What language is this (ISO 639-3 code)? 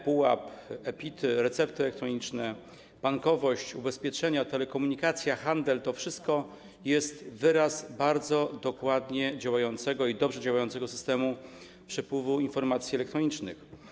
pol